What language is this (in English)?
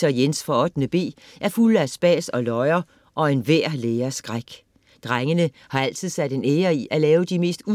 Danish